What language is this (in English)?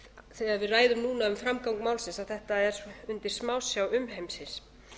Icelandic